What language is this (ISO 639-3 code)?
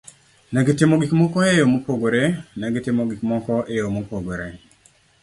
luo